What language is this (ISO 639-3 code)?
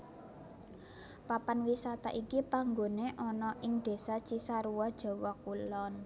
jav